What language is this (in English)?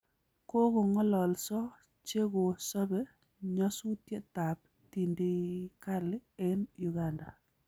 Kalenjin